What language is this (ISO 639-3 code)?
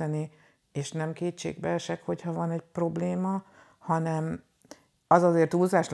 hun